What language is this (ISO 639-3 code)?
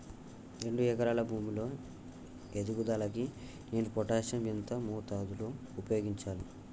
tel